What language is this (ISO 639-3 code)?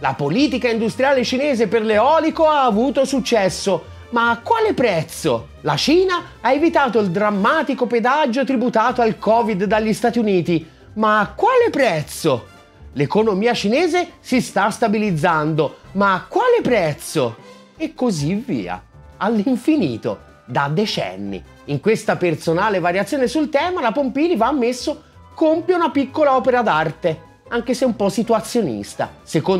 ita